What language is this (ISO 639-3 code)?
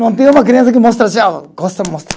por